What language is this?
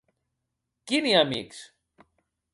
Occitan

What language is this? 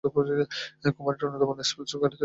Bangla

